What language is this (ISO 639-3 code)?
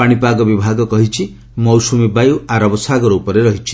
ori